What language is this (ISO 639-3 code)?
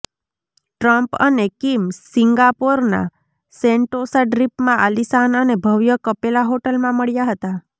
guj